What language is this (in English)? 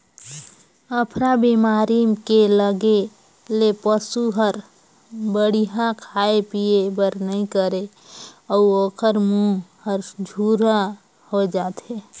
Chhattisgarhi